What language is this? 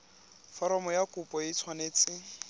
Tswana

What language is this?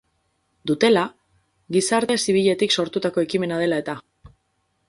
Basque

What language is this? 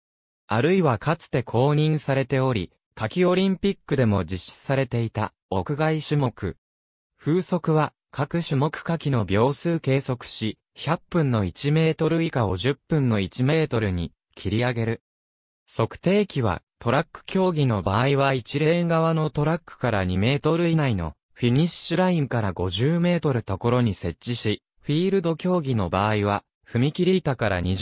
Japanese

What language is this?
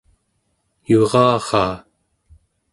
Central Yupik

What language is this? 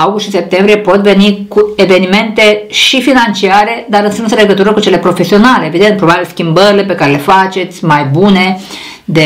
Romanian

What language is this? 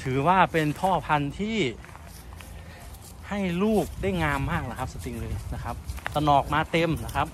Thai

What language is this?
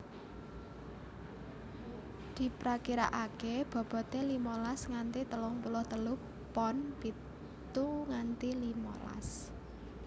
Javanese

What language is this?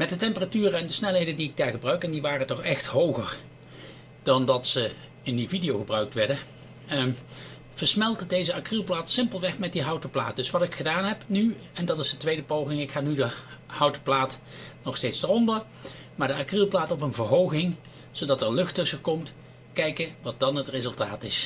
Dutch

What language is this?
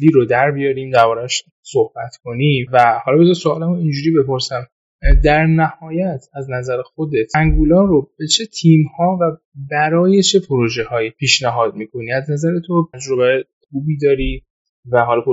Persian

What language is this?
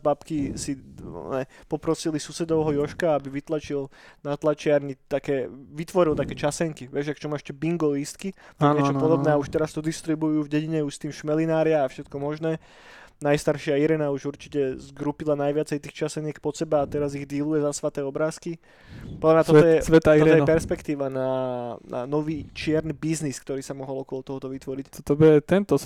Slovak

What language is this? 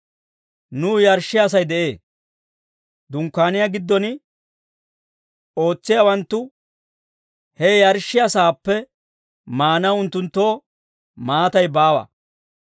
Dawro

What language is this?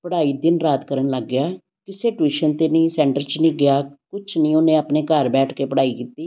Punjabi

